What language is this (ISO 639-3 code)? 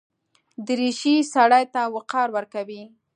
pus